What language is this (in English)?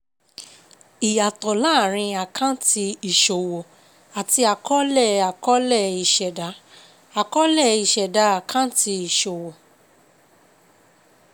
Yoruba